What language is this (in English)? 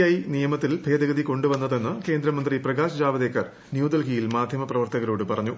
Malayalam